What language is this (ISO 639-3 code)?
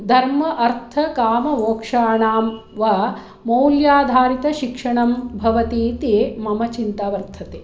san